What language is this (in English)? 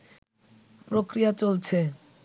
Bangla